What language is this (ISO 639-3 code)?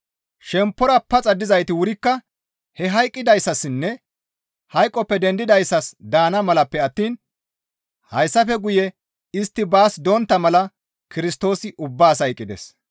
gmv